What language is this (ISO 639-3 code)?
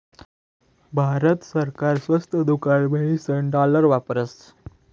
mar